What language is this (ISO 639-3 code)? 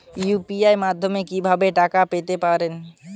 ben